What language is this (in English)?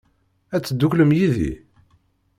Kabyle